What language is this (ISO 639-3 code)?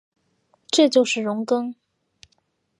zho